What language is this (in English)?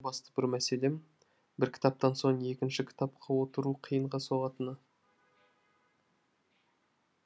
Kazakh